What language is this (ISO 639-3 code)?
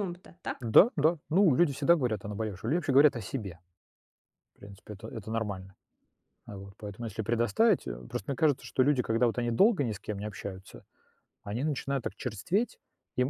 rus